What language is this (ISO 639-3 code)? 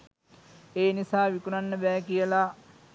sin